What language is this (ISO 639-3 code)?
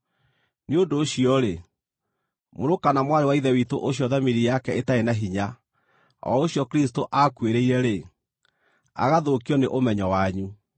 kik